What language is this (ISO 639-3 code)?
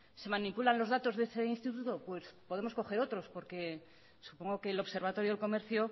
spa